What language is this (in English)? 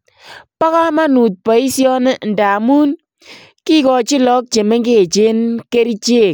Kalenjin